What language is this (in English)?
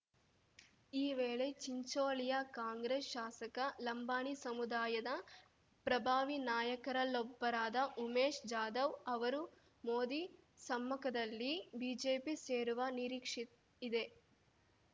Kannada